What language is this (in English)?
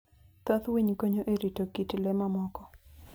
Luo (Kenya and Tanzania)